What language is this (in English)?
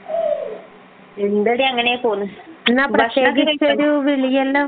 Malayalam